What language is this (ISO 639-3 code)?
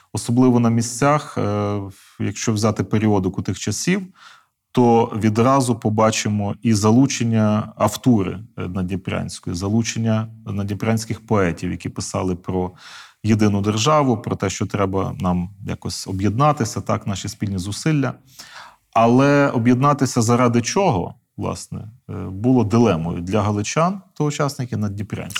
ukr